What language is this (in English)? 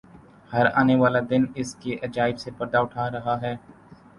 Urdu